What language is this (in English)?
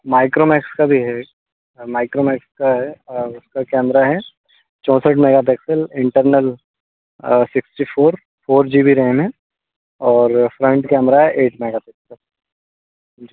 Hindi